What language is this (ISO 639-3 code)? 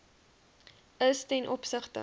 afr